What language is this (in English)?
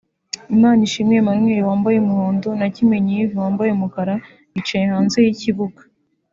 Kinyarwanda